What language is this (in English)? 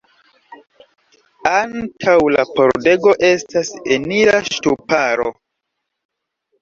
Esperanto